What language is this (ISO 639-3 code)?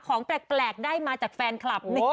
tha